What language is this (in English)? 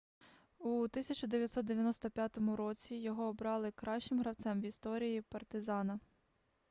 Ukrainian